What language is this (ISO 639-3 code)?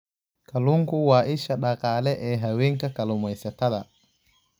som